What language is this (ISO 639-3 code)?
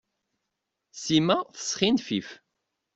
kab